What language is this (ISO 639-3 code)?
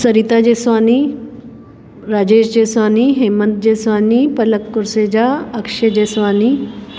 snd